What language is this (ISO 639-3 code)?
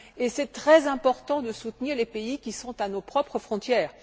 fra